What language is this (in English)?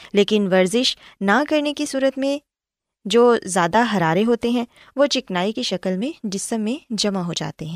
Urdu